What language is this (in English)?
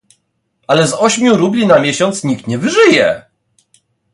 Polish